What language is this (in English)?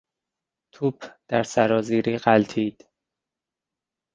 Persian